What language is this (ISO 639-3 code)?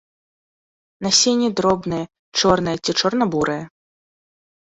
bel